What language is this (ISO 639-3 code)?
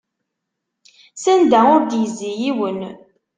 kab